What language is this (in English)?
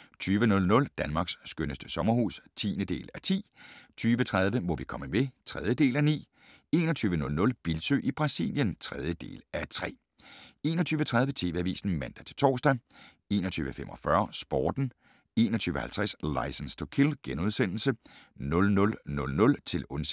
Danish